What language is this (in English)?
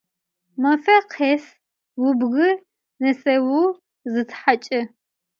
Adyghe